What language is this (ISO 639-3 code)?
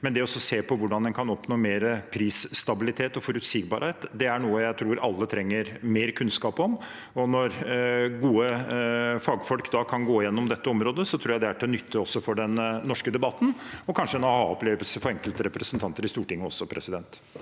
nor